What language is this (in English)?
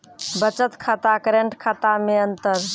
Maithili